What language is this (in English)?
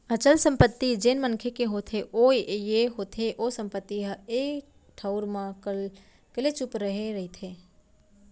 Chhattisgarhi